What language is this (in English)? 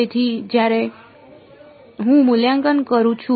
Gujarati